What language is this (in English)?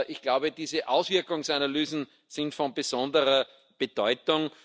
German